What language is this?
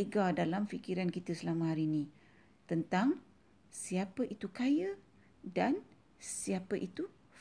Malay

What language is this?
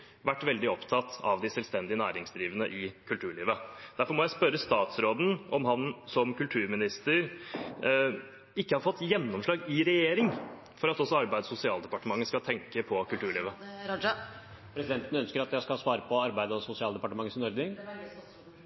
Norwegian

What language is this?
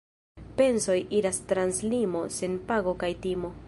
Esperanto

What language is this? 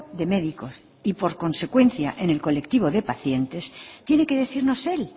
Spanish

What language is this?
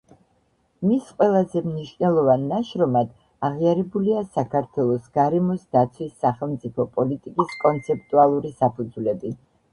Georgian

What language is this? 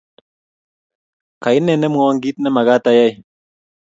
Kalenjin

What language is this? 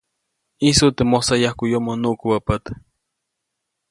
Copainalá Zoque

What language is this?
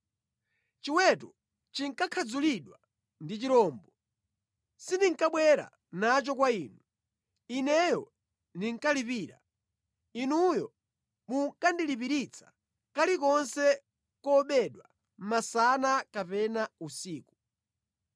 Nyanja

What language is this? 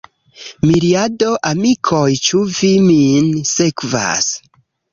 Esperanto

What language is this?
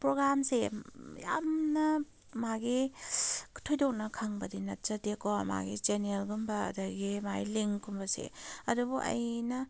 Manipuri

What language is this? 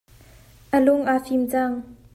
Hakha Chin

